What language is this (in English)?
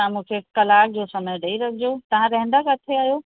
Sindhi